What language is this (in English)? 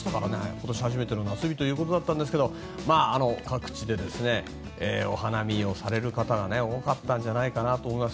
Japanese